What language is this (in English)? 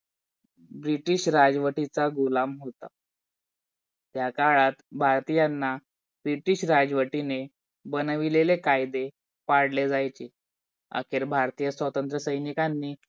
Marathi